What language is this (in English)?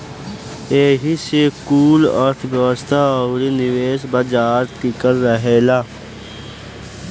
Bhojpuri